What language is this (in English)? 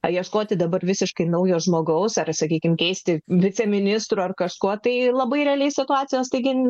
Lithuanian